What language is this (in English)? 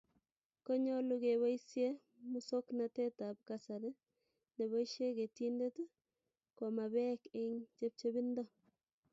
Kalenjin